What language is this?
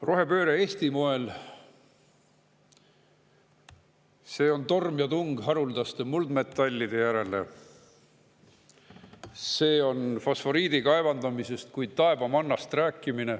Estonian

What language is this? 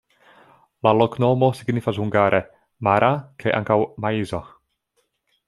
Esperanto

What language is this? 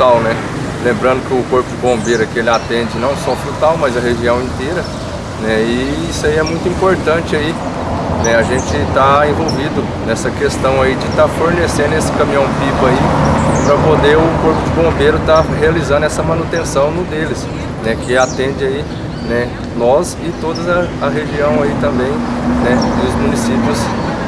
Portuguese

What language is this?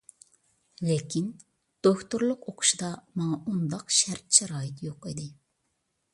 Uyghur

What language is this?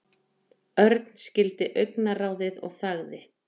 Icelandic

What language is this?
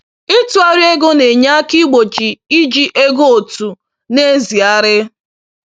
Igbo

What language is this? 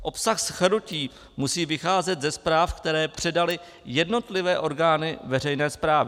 Czech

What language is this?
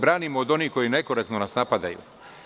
Serbian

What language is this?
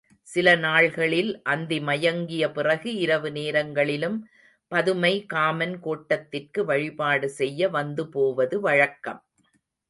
Tamil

